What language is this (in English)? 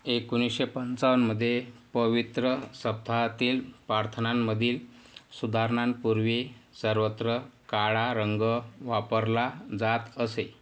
Marathi